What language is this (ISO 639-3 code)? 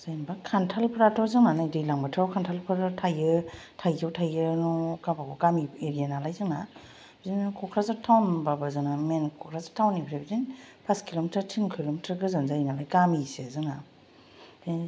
brx